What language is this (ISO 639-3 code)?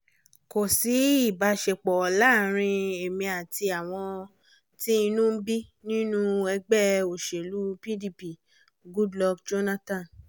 yor